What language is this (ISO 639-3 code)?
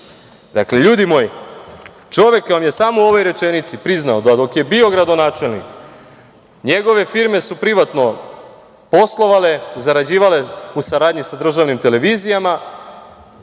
srp